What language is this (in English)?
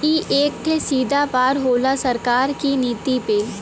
Bhojpuri